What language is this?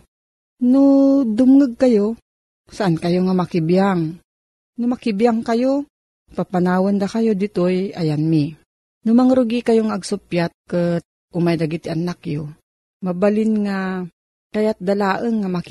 Filipino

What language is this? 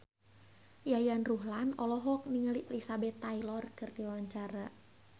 Sundanese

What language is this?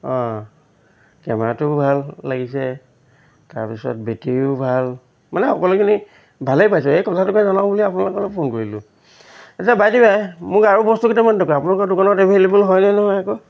Assamese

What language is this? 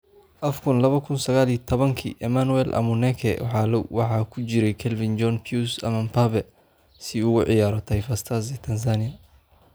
Somali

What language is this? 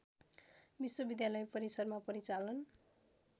Nepali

